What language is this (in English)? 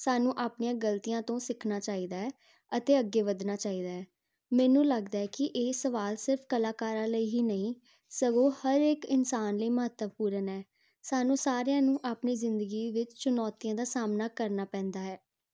Punjabi